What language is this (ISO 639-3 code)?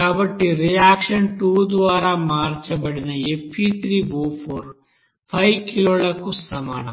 tel